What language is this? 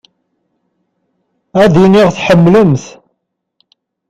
Kabyle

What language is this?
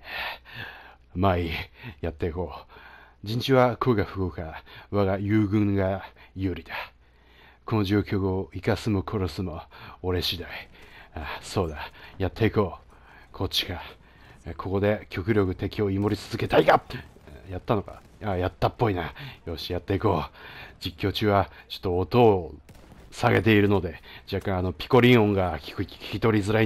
Japanese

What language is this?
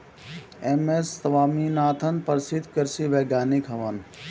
Bhojpuri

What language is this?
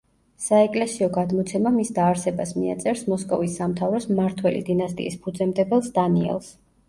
Georgian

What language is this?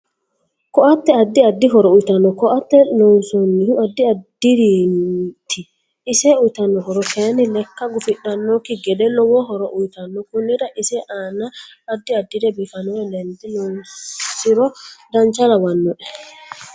Sidamo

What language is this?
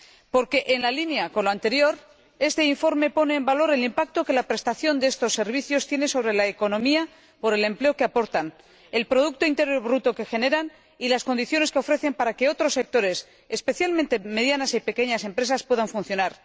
Spanish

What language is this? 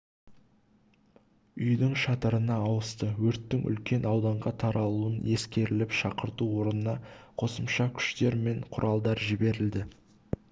Kazakh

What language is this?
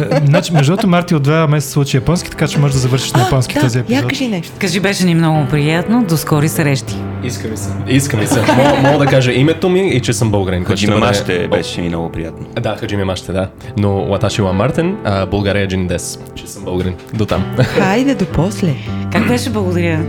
Bulgarian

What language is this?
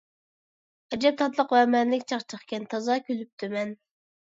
Uyghur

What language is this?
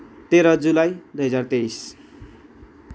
Nepali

